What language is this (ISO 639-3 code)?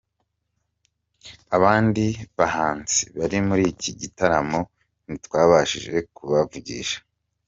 kin